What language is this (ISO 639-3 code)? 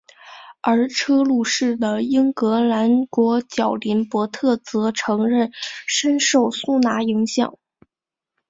zho